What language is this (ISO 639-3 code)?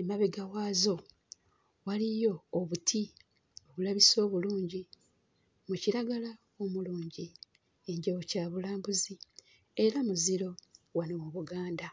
lug